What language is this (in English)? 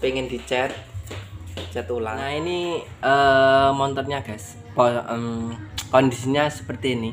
Indonesian